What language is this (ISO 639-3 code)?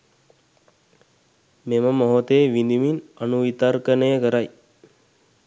sin